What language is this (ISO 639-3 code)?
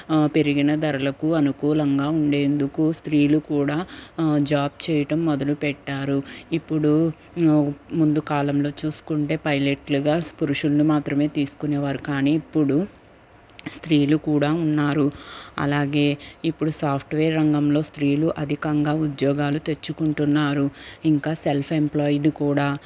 tel